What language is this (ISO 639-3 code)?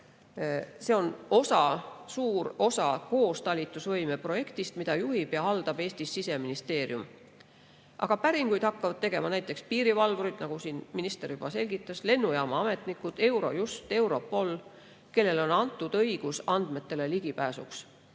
est